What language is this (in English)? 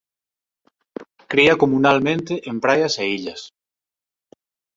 Galician